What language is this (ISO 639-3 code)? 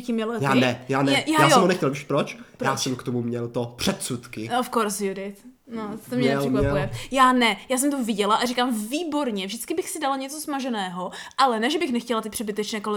ces